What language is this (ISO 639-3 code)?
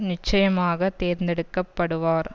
tam